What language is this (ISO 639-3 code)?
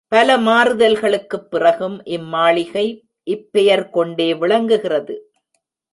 tam